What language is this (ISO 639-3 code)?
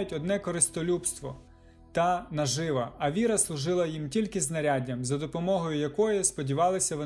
ukr